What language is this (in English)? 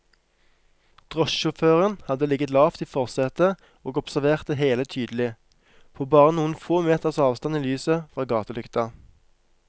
Norwegian